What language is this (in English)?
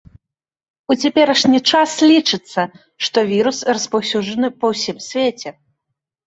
Belarusian